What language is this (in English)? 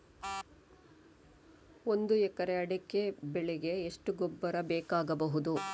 Kannada